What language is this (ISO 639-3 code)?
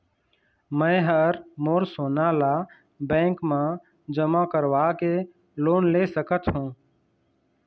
hne